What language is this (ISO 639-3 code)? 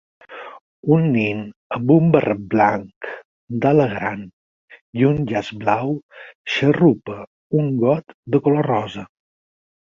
cat